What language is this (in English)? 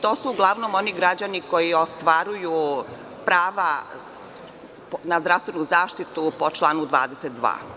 Serbian